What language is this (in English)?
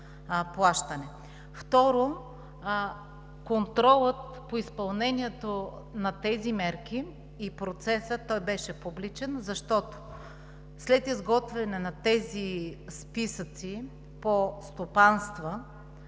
Bulgarian